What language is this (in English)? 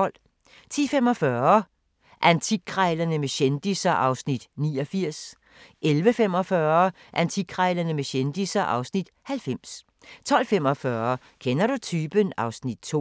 Danish